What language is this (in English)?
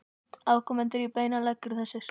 Icelandic